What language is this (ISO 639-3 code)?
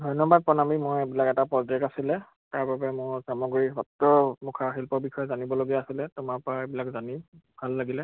asm